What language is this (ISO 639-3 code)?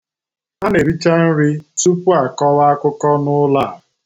ibo